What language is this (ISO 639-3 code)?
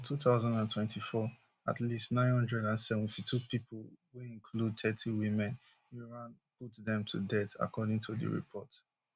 pcm